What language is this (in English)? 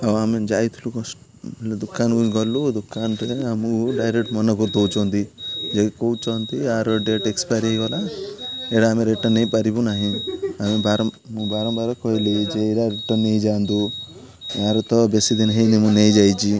Odia